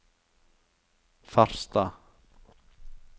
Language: Norwegian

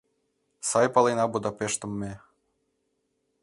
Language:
Mari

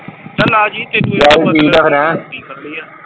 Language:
Punjabi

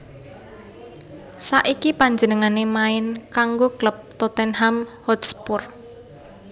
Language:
Javanese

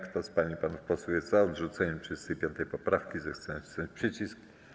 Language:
Polish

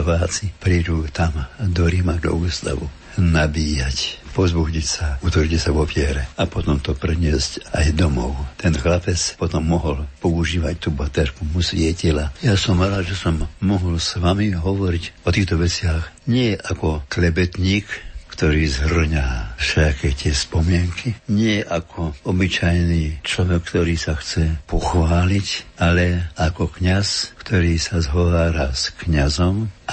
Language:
Slovak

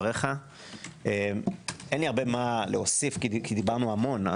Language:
Hebrew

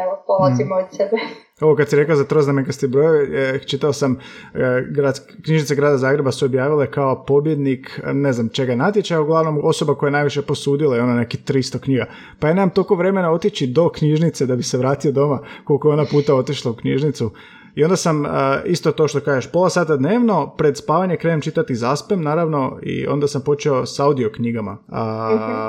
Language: Croatian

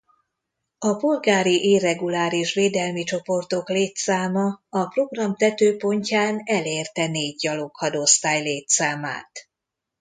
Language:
Hungarian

